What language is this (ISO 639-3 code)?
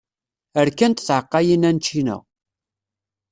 kab